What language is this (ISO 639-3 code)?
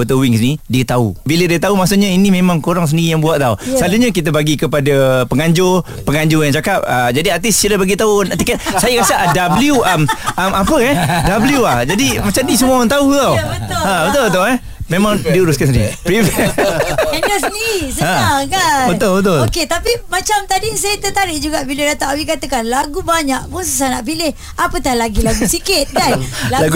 msa